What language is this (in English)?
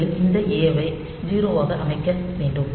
Tamil